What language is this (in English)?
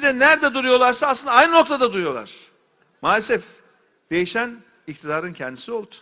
Turkish